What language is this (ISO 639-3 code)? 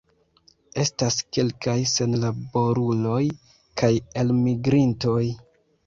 epo